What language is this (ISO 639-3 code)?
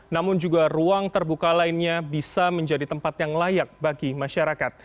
ind